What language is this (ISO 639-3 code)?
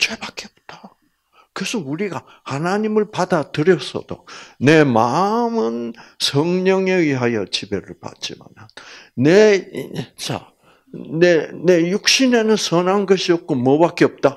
kor